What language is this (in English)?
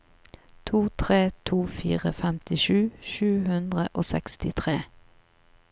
Norwegian